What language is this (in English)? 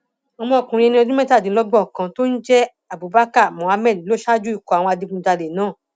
Yoruba